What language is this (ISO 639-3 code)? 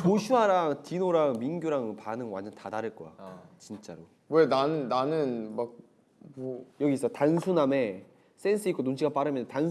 kor